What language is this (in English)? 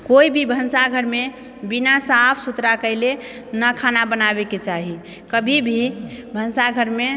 Maithili